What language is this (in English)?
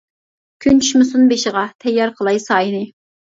Uyghur